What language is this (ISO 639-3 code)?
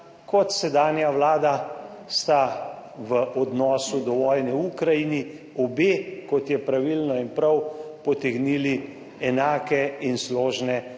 slv